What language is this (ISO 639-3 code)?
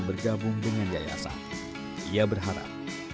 ind